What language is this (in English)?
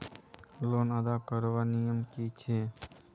Magahi